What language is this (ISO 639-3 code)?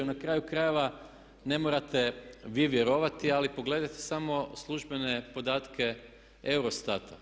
hrv